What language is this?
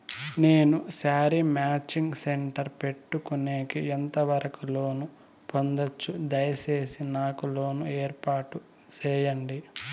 Telugu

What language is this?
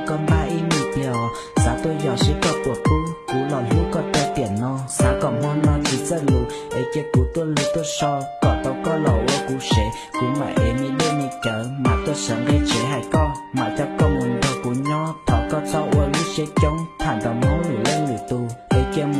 Vietnamese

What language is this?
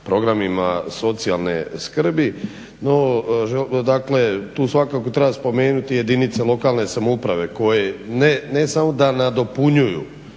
Croatian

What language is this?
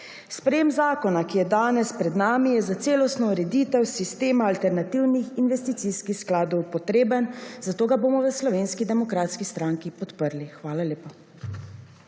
Slovenian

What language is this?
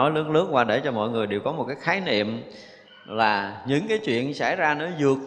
Vietnamese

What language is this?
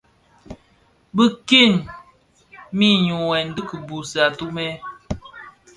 Bafia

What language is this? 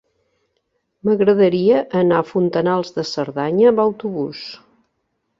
Catalan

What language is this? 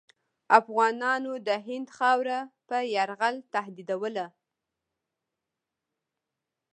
Pashto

